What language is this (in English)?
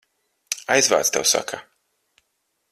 Latvian